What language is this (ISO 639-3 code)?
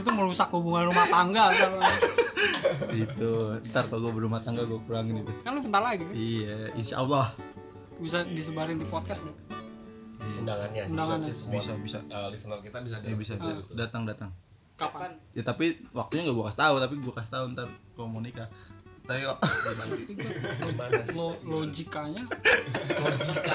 ind